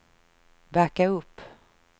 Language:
Swedish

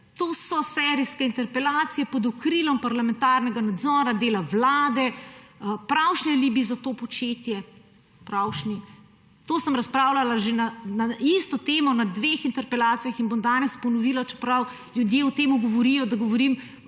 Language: Slovenian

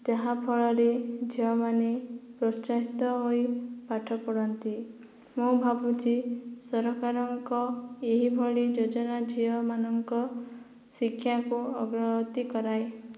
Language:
Odia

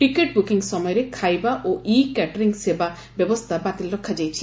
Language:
Odia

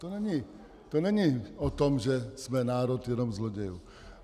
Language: Czech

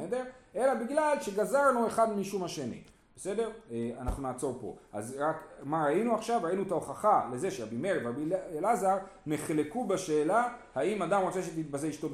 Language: Hebrew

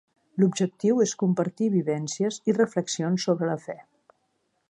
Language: Catalan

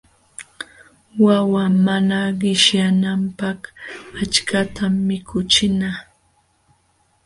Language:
Jauja Wanca Quechua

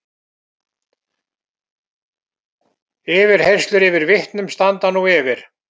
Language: Icelandic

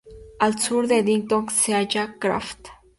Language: Spanish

